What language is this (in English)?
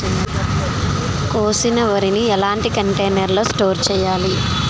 Telugu